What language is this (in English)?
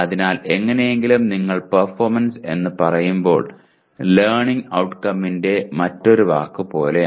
Malayalam